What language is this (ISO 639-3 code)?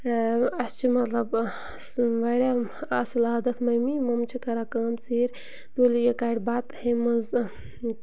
kas